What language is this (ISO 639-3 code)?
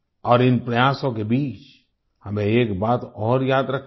hin